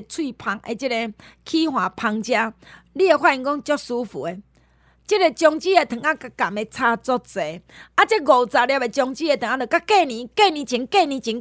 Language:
Chinese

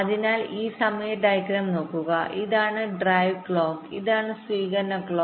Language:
Malayalam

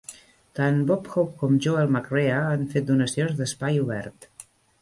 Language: Catalan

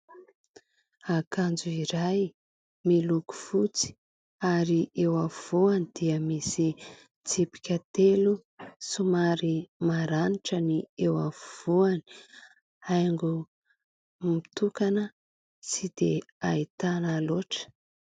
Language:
Malagasy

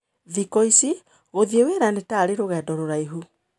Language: Kikuyu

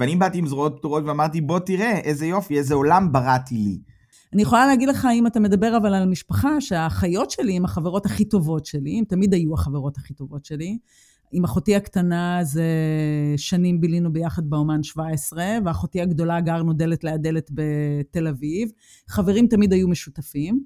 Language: Hebrew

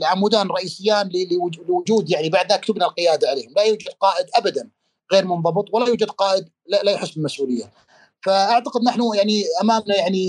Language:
Arabic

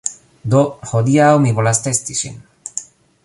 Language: Esperanto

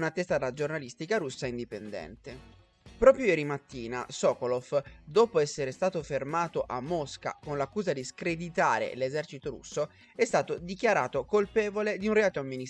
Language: Italian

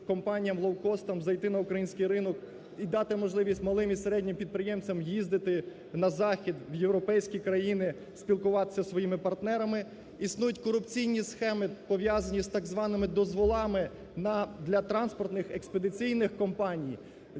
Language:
Ukrainian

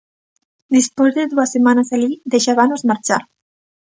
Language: Galician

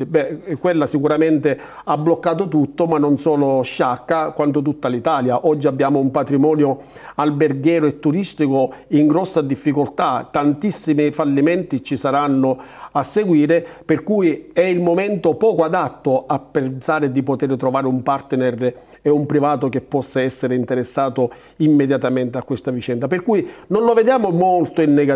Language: Italian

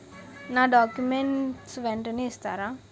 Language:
Telugu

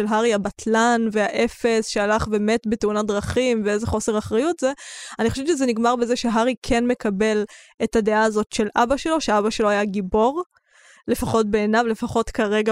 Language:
Hebrew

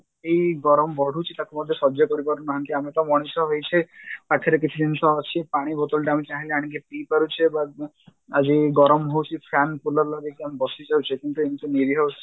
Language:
Odia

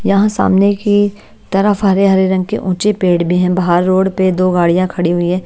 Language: Hindi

